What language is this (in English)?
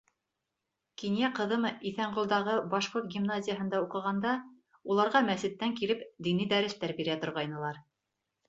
Bashkir